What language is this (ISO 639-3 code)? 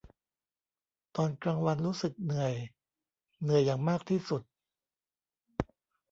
tha